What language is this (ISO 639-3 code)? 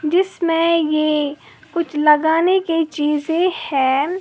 hin